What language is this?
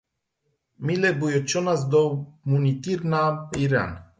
Romanian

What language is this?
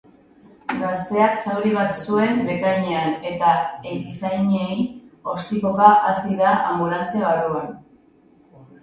Basque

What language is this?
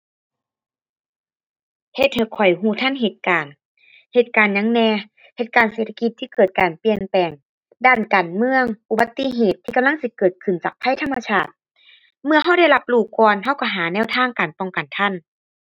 Thai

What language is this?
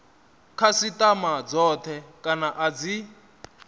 Venda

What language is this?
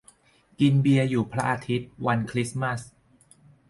Thai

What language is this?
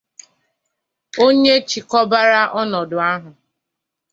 Igbo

